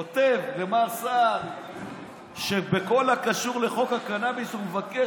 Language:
Hebrew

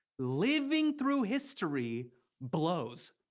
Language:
English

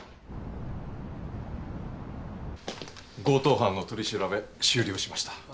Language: Japanese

